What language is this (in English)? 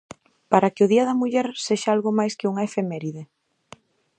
Galician